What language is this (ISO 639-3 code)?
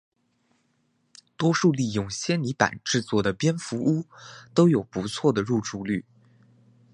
zho